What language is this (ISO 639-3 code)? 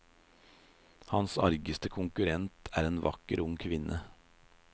nor